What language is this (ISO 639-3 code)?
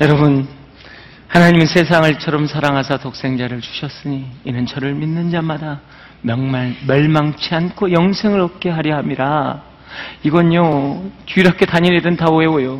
kor